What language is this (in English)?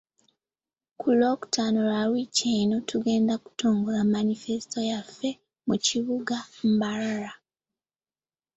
Ganda